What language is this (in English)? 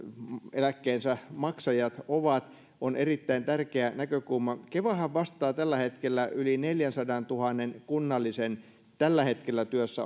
Finnish